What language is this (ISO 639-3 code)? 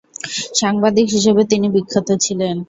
ben